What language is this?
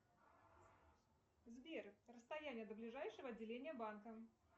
Russian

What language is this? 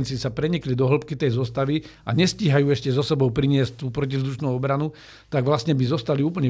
Slovak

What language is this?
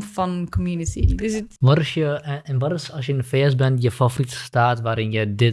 Dutch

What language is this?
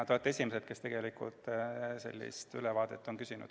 Estonian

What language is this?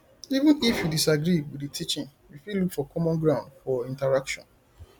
Nigerian Pidgin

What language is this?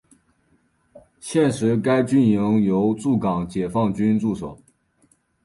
Chinese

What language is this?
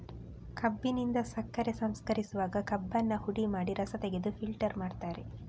Kannada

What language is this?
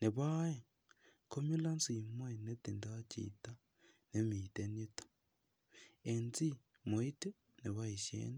Kalenjin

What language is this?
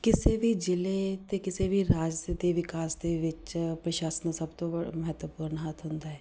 Punjabi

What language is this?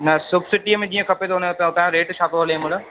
Sindhi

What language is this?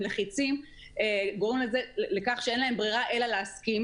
Hebrew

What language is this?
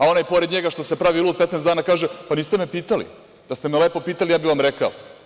Serbian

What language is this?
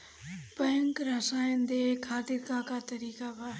Bhojpuri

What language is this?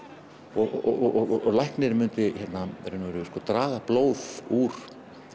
Icelandic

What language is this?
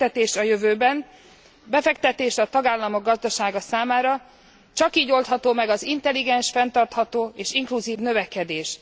Hungarian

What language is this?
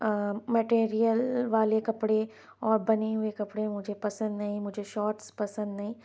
Urdu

